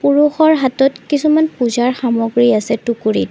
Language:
Assamese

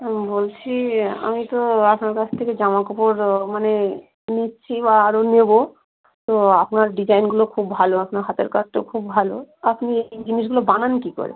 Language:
Bangla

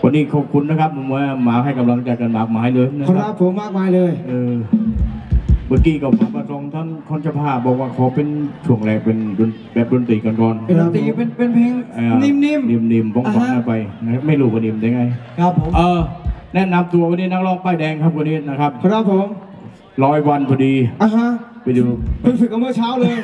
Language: Thai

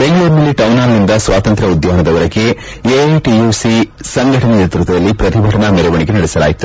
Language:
Kannada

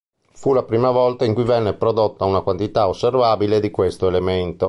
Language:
Italian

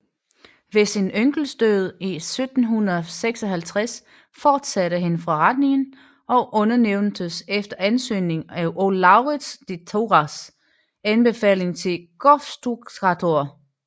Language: Danish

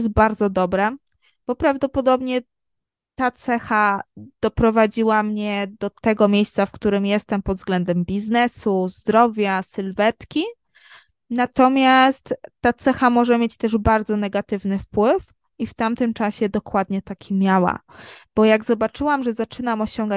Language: Polish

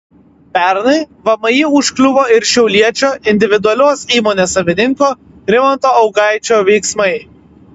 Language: Lithuanian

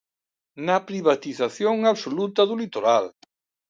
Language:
Galician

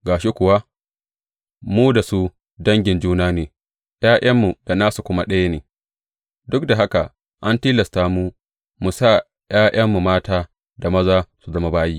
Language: Hausa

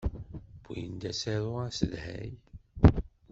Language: Kabyle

